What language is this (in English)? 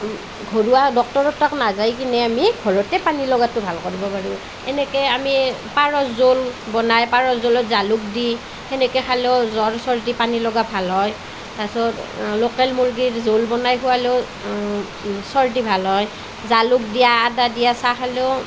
Assamese